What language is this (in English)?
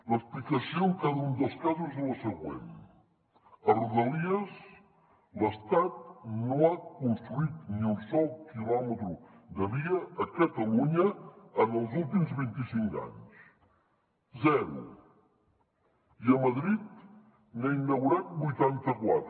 Catalan